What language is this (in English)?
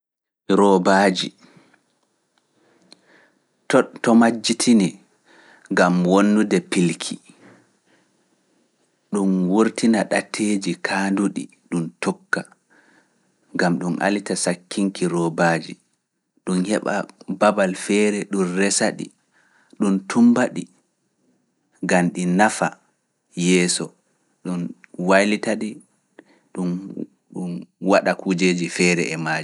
Fula